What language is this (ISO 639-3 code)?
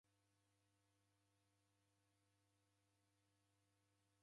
dav